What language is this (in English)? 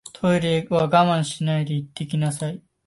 Japanese